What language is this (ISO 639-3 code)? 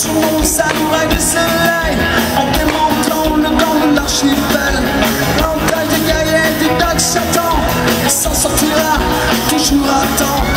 ukr